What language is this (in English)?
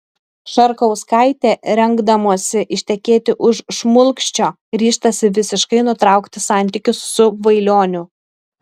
Lithuanian